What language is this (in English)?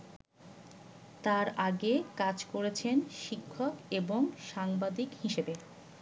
Bangla